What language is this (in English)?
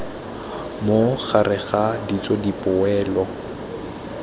Tswana